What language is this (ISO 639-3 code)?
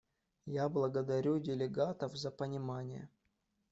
rus